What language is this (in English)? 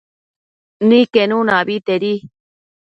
Matsés